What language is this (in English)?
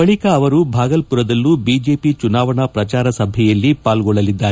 Kannada